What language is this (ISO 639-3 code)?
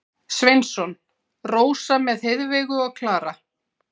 isl